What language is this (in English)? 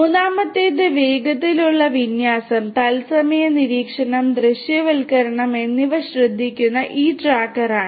Malayalam